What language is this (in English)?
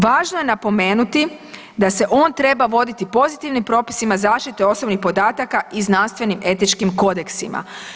Croatian